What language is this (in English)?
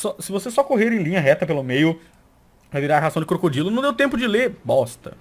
Portuguese